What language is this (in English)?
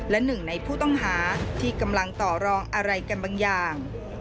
Thai